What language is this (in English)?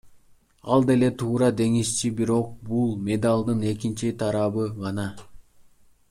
Kyrgyz